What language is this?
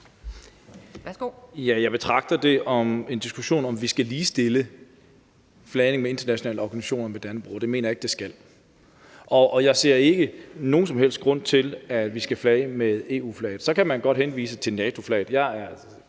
Danish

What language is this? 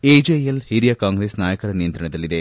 Kannada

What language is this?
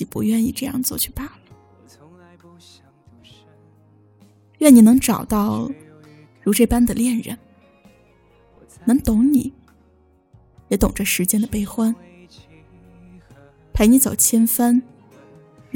Chinese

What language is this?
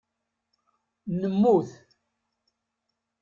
Kabyle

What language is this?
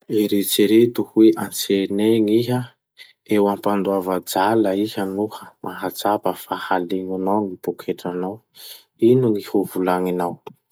Masikoro Malagasy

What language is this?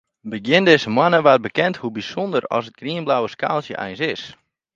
Western Frisian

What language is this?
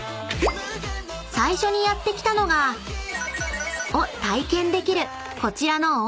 Japanese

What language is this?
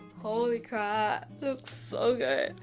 English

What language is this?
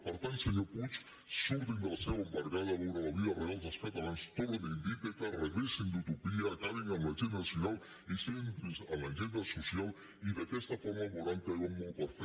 Catalan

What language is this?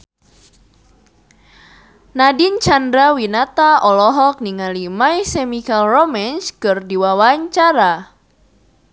Sundanese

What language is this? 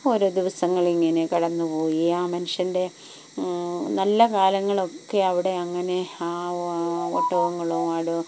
Malayalam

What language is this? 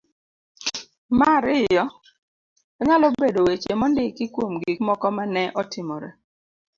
Luo (Kenya and Tanzania)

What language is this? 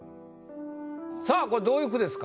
Japanese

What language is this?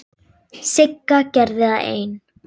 Icelandic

